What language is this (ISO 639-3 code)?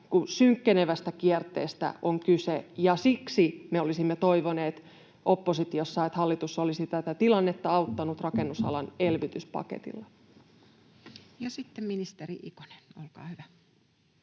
fin